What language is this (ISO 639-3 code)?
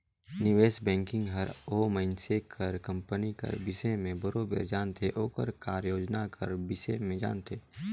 hne